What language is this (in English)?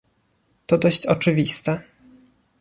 Polish